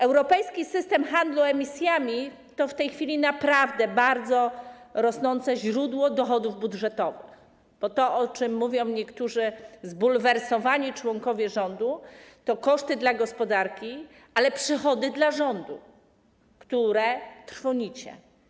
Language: Polish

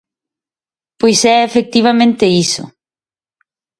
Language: Galician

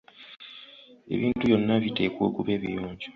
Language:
Ganda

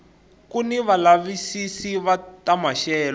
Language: Tsonga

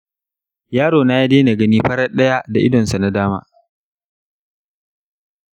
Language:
Hausa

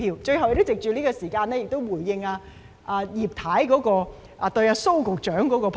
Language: Cantonese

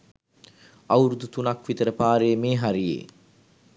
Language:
Sinhala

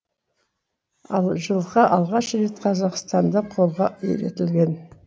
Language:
Kazakh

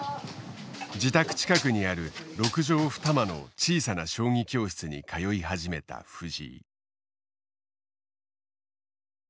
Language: Japanese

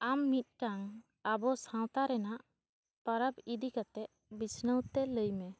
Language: Santali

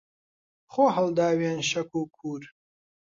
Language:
Central Kurdish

